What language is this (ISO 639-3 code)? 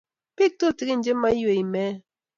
kln